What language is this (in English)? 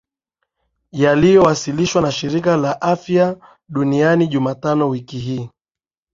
Swahili